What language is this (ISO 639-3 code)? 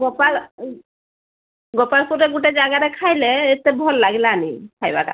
ori